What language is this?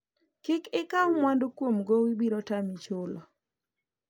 Luo (Kenya and Tanzania)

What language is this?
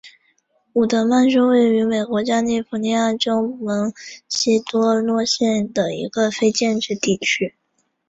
Chinese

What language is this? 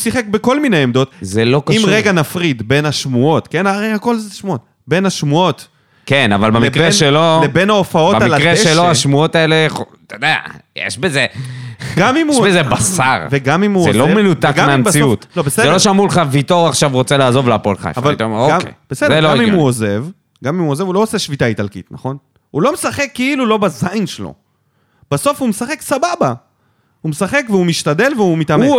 Hebrew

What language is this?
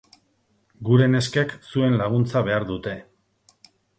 Basque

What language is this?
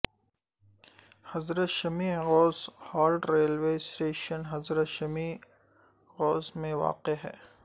Urdu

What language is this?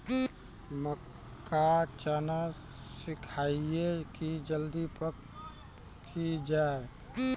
Maithili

